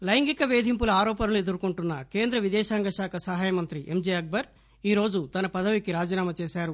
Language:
Telugu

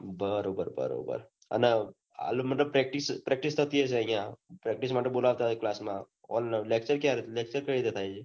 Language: Gujarati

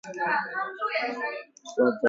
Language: English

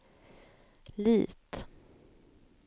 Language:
Swedish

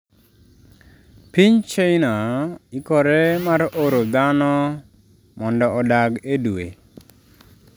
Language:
Luo (Kenya and Tanzania)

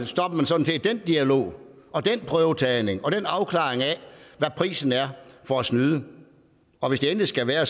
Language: Danish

